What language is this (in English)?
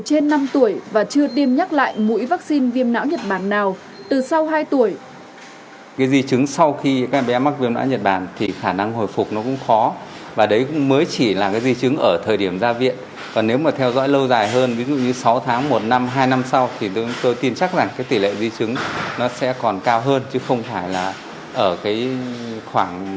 Vietnamese